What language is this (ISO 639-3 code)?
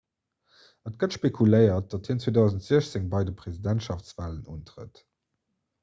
ltz